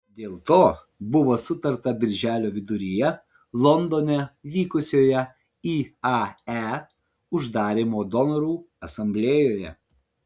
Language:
Lithuanian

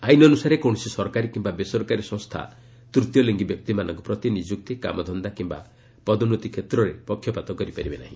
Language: Odia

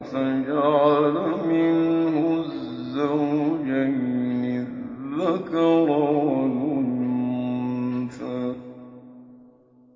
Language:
Arabic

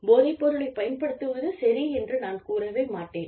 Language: Tamil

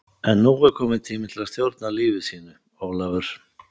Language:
Icelandic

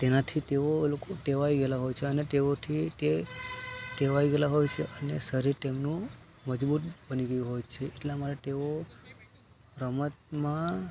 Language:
Gujarati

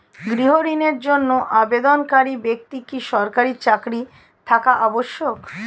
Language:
Bangla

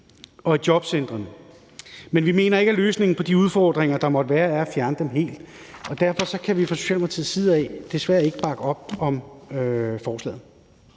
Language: Danish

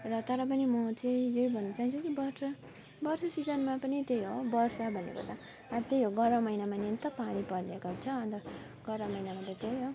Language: Nepali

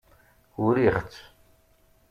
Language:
Kabyle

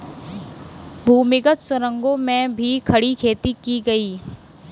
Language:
Hindi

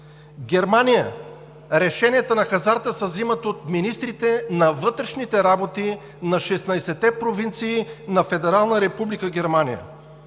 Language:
Bulgarian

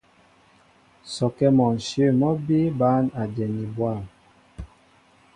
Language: Mbo (Cameroon)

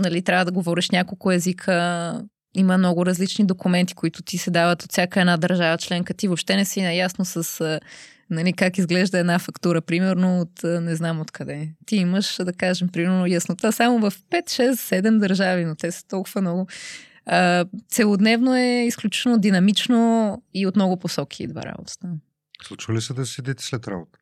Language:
Bulgarian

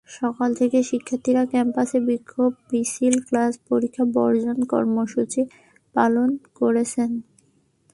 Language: Bangla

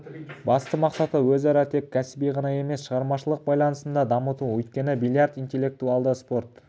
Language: Kazakh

